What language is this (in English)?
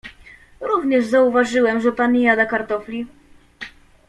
Polish